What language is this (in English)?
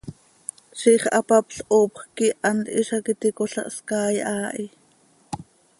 Seri